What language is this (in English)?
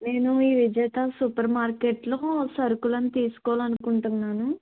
Telugu